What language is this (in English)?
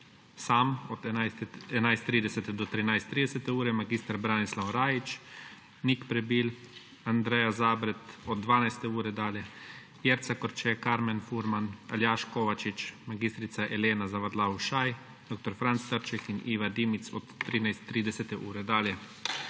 Slovenian